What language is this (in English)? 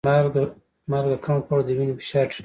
Pashto